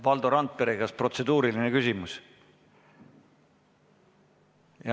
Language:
Estonian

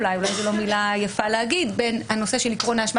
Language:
Hebrew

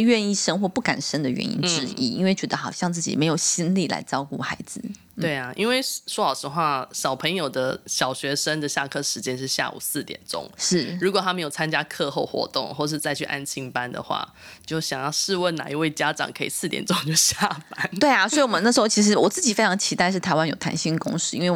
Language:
Chinese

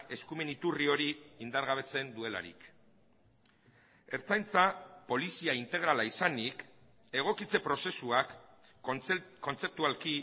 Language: Basque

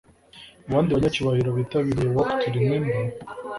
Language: Kinyarwanda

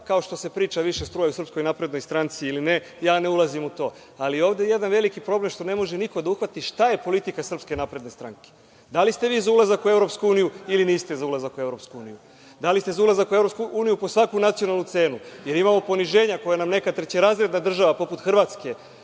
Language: Serbian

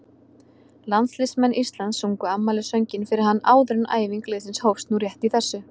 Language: Icelandic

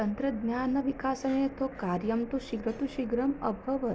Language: Sanskrit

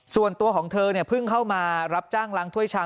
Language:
Thai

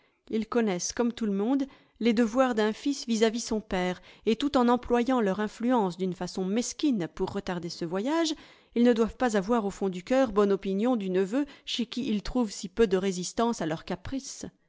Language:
French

